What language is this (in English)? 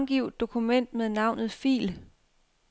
Danish